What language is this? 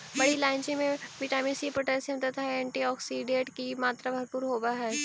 Magahi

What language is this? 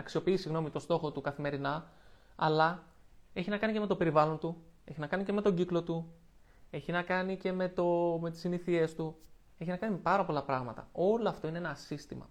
Greek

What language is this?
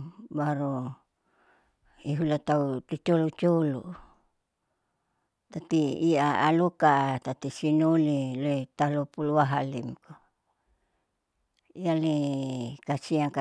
Saleman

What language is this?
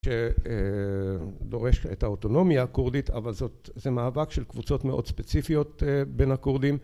Hebrew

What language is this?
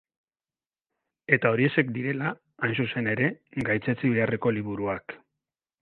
Basque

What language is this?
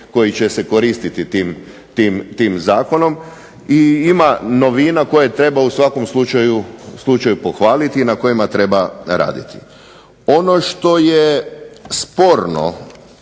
Croatian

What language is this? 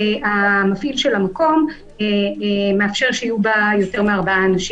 Hebrew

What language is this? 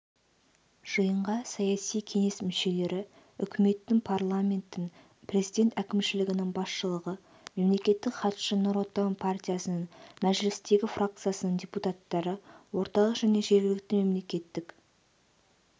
Kazakh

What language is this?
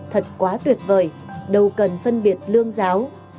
Vietnamese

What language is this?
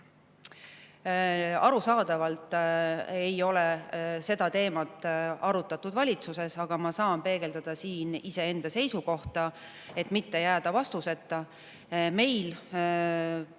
Estonian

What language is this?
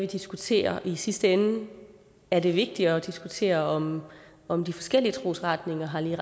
Danish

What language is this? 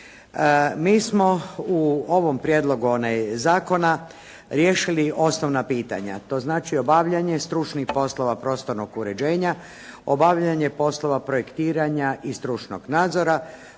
Croatian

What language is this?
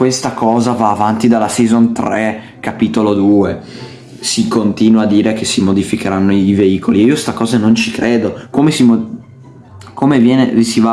Italian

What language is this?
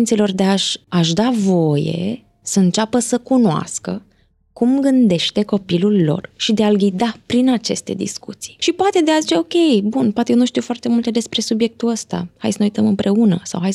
Romanian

